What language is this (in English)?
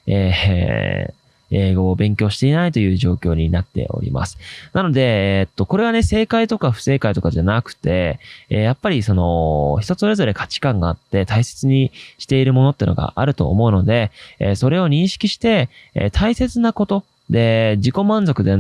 Japanese